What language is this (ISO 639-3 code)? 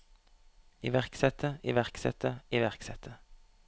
nor